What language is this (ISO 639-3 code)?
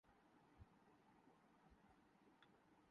urd